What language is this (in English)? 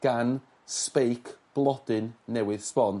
Welsh